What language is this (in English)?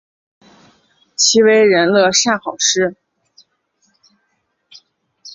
Chinese